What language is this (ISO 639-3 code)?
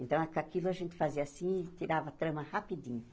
por